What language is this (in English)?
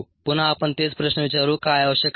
Marathi